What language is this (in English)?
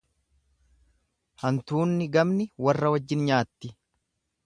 Oromo